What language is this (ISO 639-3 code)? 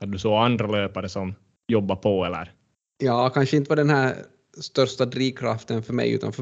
swe